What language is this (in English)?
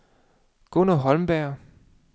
Danish